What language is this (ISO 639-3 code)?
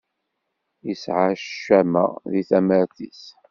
kab